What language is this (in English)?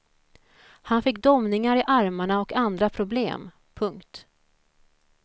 Swedish